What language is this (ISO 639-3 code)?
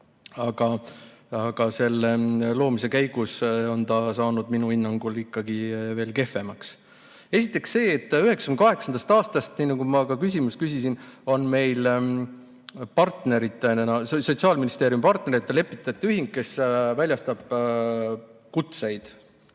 est